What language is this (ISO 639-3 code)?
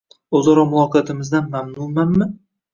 uzb